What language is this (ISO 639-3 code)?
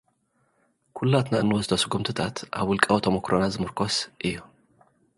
tir